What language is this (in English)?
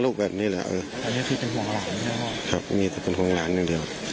Thai